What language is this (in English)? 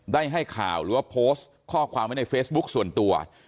Thai